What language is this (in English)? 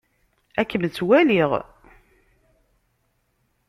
Kabyle